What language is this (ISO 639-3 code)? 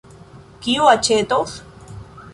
epo